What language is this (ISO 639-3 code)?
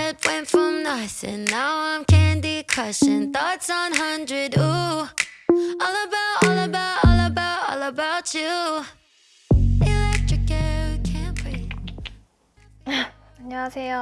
kor